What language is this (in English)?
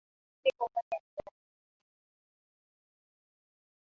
Swahili